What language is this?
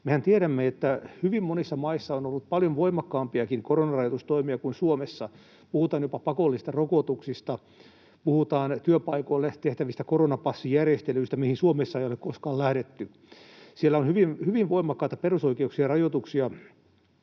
Finnish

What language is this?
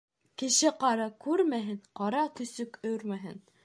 Bashkir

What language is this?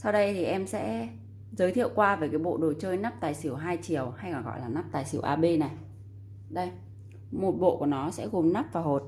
Vietnamese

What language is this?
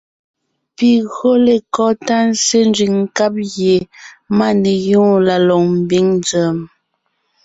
Ngiemboon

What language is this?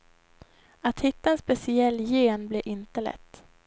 Swedish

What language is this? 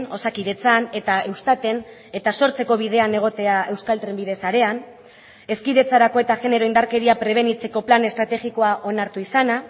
Basque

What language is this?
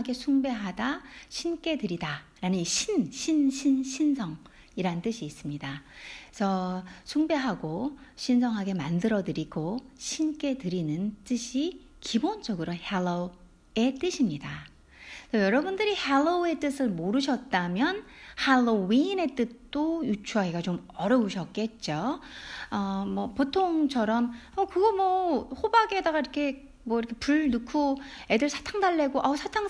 Korean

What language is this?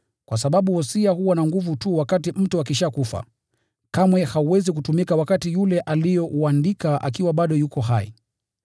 Swahili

